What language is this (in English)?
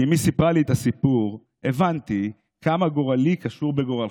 Hebrew